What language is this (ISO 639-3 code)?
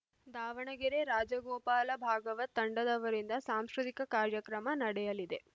kan